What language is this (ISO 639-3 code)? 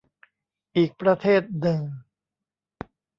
tha